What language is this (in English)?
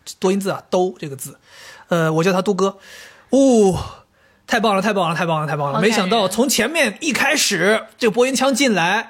Chinese